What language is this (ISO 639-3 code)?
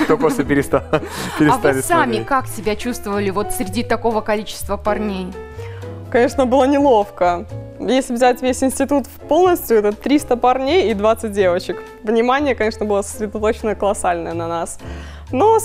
rus